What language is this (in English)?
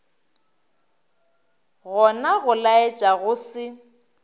Northern Sotho